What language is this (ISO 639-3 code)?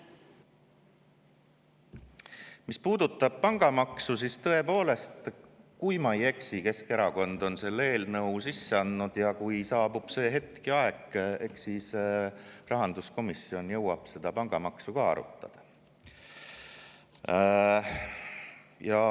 est